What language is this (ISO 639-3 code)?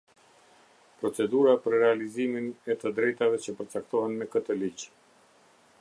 sqi